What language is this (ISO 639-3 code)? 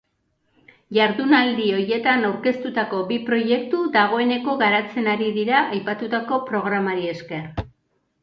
eus